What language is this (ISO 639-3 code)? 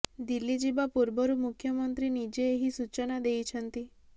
ori